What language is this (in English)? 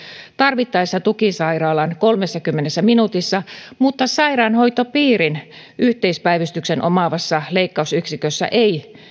Finnish